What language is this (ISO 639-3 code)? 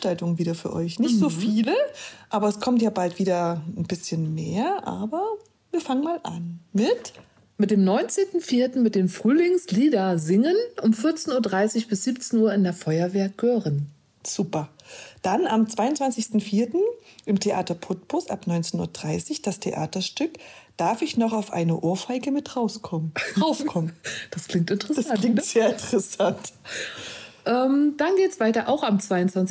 deu